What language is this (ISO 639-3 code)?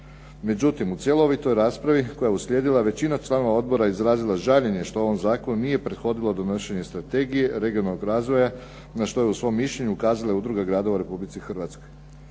hrv